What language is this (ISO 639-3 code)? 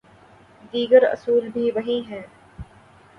urd